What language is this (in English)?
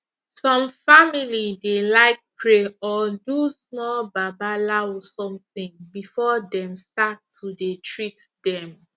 Nigerian Pidgin